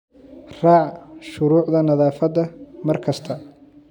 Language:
Somali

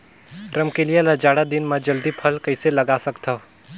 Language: Chhattisgarhi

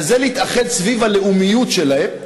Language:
Hebrew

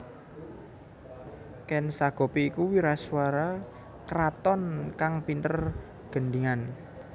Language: Javanese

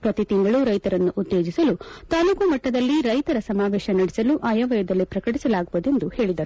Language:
Kannada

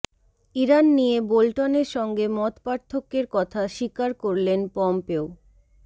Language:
Bangla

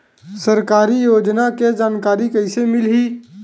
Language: Chhattisgarhi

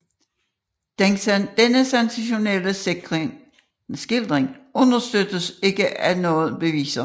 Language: Danish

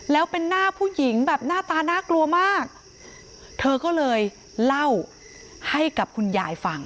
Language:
Thai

